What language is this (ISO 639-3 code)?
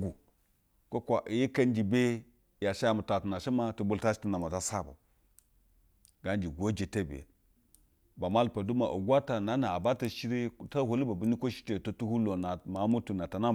bzw